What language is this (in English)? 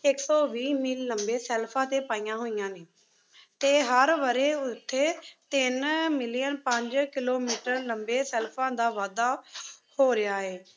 Punjabi